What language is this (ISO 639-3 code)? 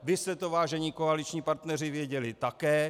ces